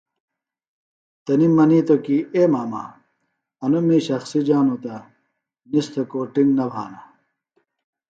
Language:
Phalura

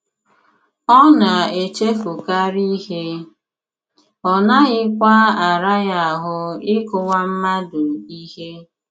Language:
Igbo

